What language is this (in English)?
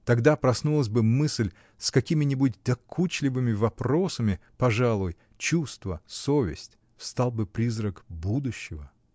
Russian